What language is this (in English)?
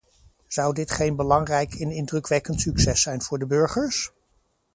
Dutch